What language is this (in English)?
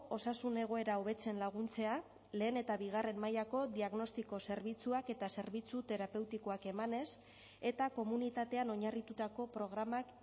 Basque